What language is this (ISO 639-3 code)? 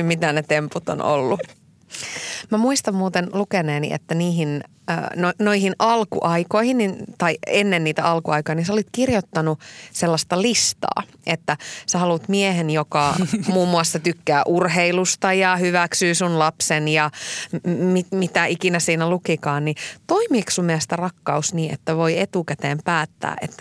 fin